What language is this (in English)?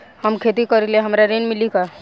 Bhojpuri